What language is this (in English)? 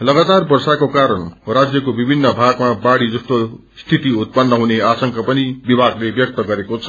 Nepali